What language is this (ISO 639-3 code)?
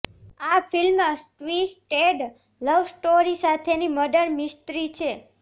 guj